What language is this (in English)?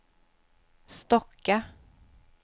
Swedish